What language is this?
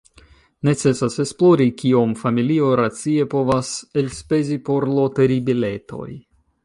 Esperanto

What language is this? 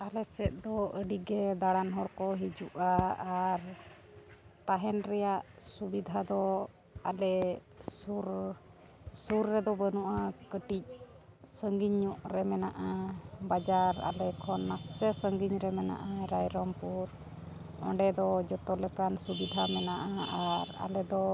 Santali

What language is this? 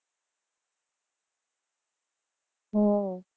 Gujarati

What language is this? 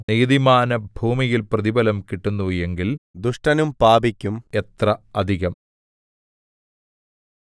Malayalam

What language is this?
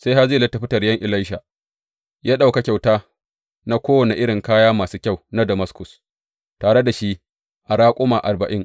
Hausa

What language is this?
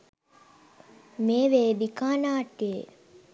Sinhala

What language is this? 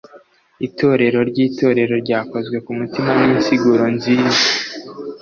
Kinyarwanda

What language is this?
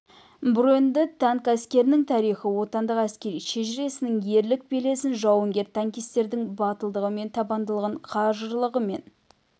Kazakh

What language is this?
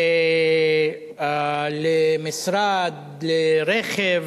Hebrew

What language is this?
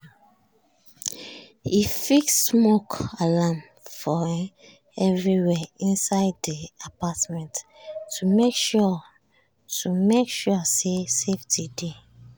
Nigerian Pidgin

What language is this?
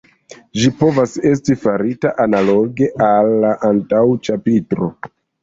Esperanto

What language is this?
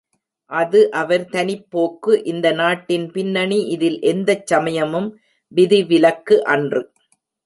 Tamil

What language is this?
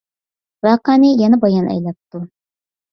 Uyghur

